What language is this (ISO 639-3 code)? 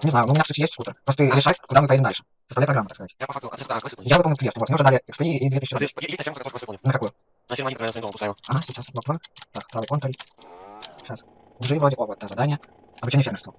rus